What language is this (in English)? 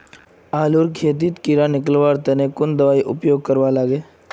Magahi